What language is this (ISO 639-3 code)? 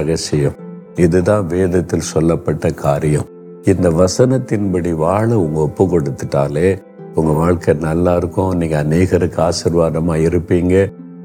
tam